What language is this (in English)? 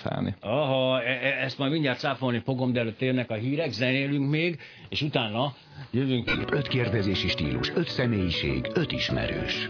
Hungarian